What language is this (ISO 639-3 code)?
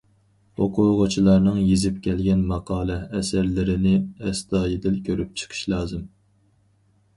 uig